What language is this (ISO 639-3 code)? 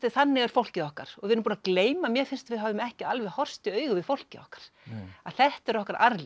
isl